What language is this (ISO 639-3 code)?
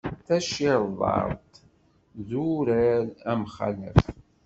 kab